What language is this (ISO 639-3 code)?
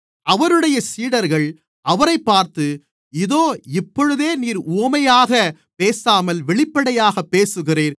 tam